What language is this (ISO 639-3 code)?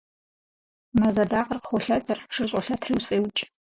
kbd